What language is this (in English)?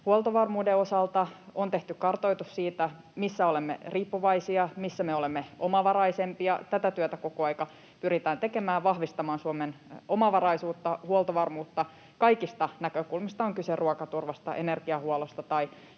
Finnish